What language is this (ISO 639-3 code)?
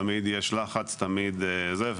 heb